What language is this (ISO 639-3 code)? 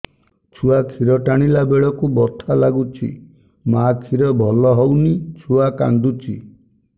ori